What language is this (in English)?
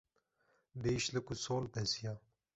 Kurdish